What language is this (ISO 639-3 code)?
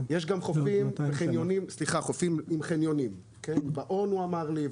heb